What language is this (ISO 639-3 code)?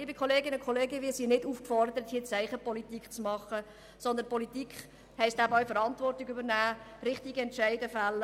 gsw